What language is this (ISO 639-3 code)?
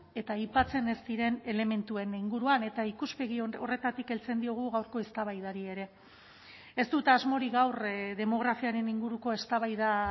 eus